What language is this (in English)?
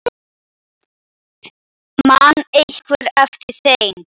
Icelandic